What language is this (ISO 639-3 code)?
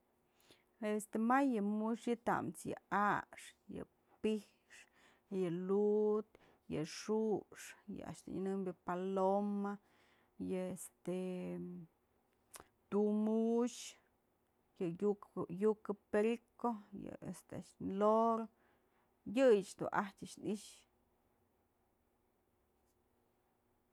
mzl